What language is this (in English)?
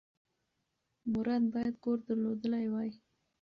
Pashto